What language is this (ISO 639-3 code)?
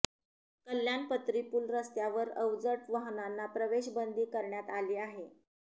mar